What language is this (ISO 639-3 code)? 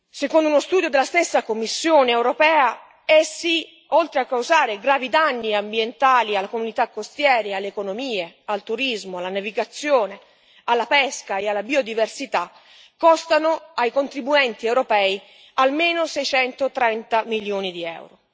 ita